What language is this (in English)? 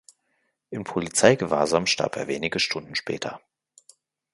German